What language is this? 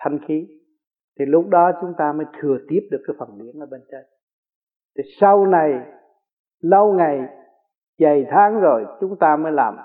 Vietnamese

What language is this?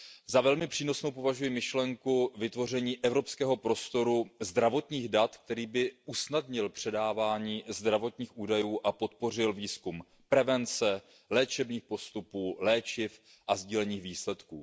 Czech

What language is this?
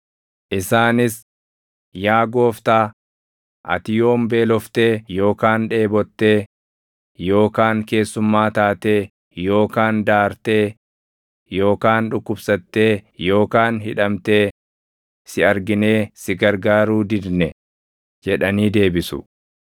Oromo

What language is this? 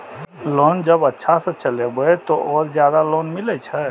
Maithili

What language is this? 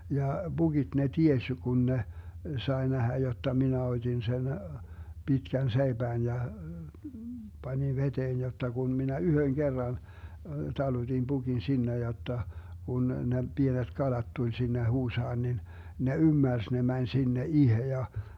Finnish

